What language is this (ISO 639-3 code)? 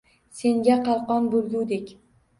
uzb